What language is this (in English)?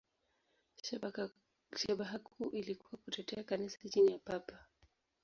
Swahili